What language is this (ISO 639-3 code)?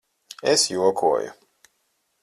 lav